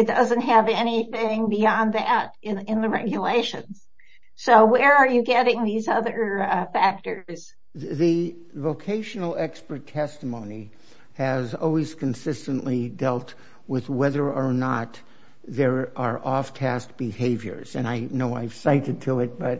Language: English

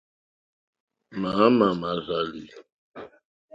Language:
Mokpwe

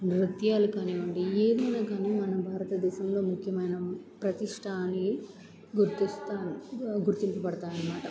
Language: Telugu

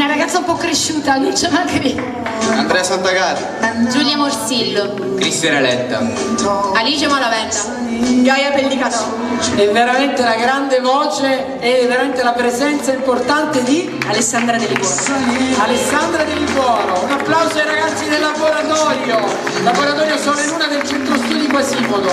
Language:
Italian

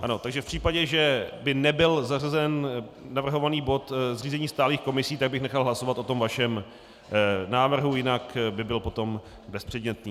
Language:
Czech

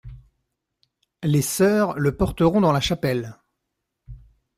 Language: French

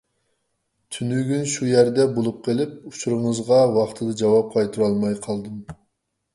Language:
Uyghur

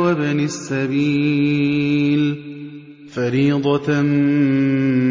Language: Arabic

